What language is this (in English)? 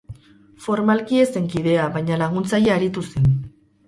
Basque